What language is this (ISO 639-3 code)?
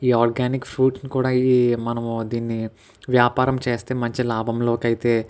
tel